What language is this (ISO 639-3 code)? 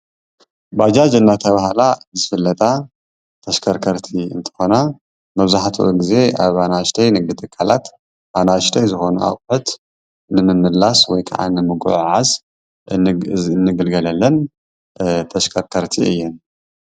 tir